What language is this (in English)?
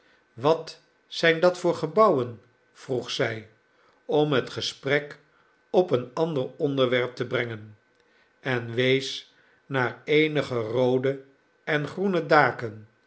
Dutch